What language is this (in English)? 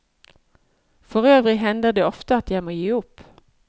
Norwegian